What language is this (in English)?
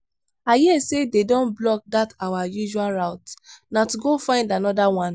Nigerian Pidgin